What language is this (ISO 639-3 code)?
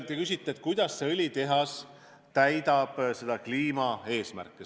est